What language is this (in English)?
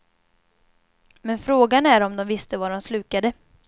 Swedish